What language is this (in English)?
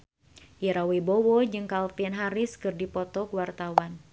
Sundanese